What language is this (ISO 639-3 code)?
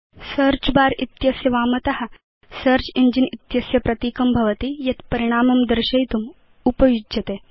san